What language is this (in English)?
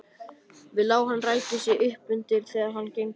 Icelandic